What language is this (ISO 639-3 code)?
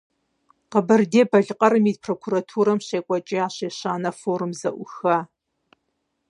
kbd